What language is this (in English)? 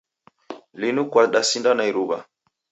Taita